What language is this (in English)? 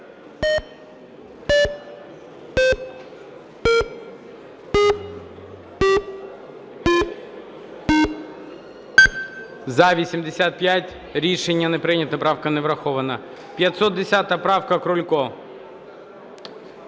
Ukrainian